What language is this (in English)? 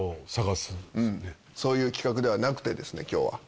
Japanese